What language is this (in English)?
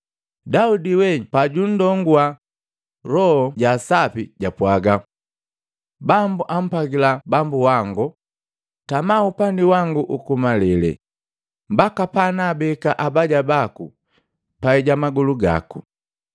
Matengo